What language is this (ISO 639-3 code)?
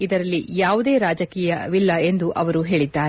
kan